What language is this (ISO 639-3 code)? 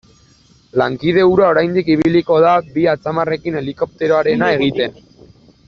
eus